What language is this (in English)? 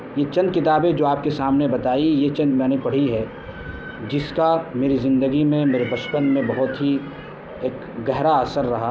Urdu